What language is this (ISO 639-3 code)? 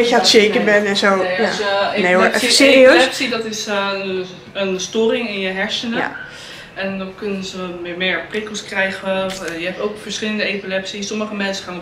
nld